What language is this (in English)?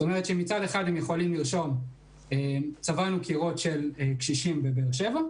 Hebrew